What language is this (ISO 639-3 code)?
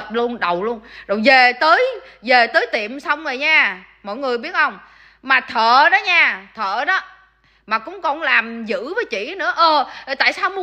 vie